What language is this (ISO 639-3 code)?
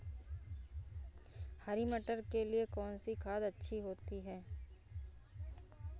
hin